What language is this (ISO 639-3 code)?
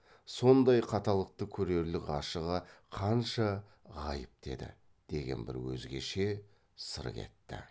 kaz